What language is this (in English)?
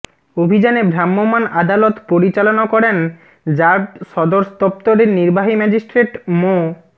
Bangla